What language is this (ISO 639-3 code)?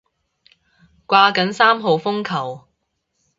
yue